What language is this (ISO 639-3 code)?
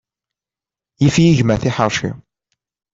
kab